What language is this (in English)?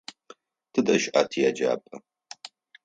Adyghe